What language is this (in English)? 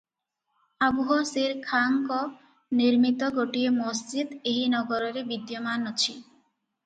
Odia